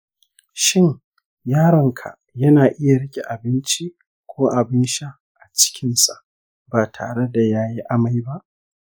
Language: Hausa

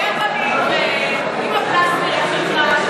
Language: Hebrew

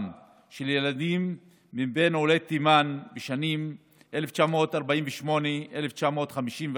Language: Hebrew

